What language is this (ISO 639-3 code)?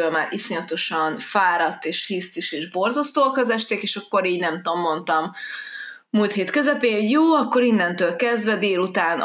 hun